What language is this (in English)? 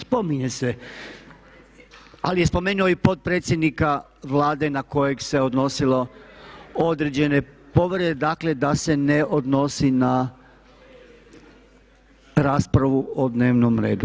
Croatian